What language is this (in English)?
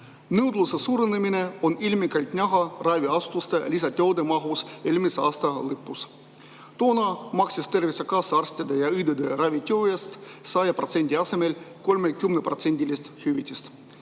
Estonian